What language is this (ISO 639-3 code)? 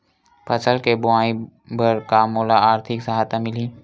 hne